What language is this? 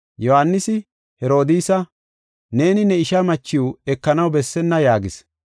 Gofa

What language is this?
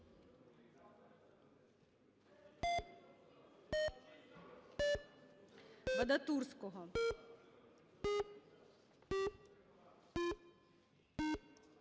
Ukrainian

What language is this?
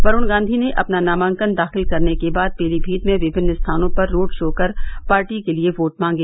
Hindi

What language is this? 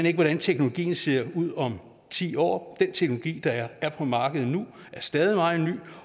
Danish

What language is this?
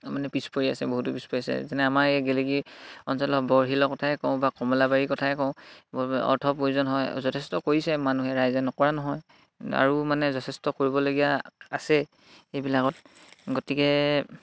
Assamese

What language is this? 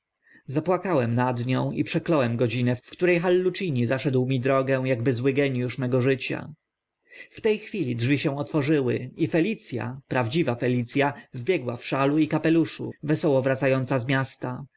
Polish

